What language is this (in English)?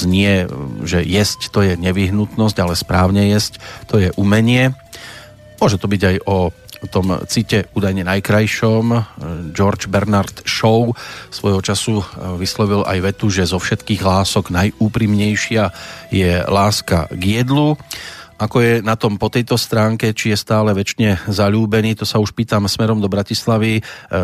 Slovak